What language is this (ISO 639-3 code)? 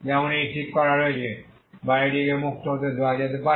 ben